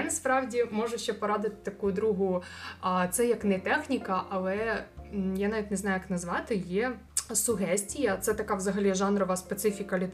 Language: Ukrainian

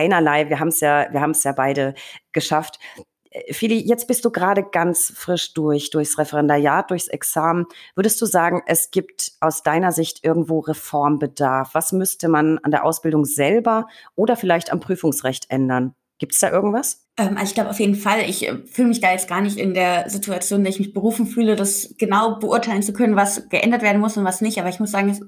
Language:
German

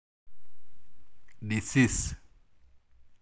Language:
Masai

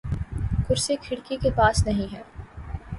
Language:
Urdu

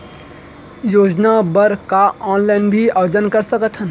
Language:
Chhattisgarhi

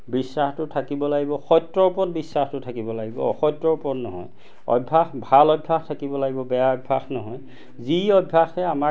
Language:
Assamese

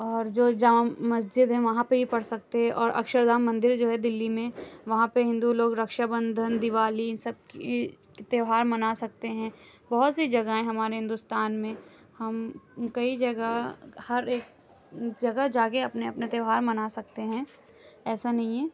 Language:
Urdu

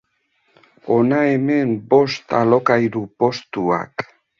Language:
Basque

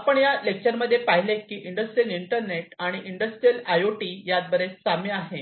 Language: Marathi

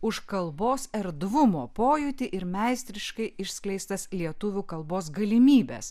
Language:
Lithuanian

